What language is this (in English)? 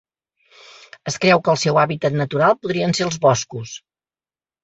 Catalan